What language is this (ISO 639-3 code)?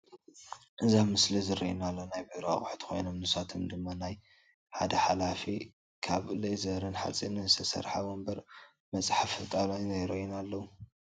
tir